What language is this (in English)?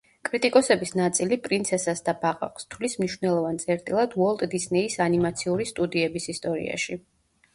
Georgian